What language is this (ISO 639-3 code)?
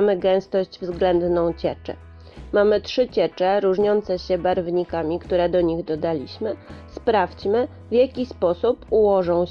pol